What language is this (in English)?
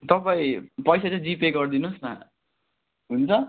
Nepali